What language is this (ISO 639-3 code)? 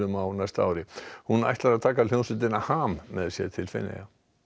isl